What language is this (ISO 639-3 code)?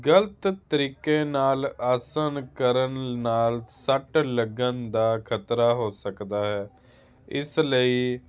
pan